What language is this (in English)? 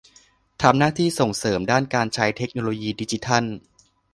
Thai